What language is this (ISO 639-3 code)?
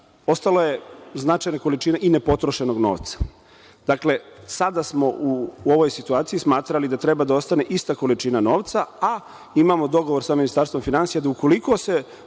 srp